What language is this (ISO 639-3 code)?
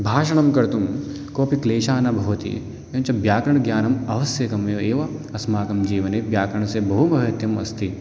san